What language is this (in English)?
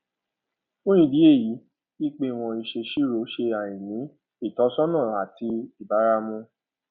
Yoruba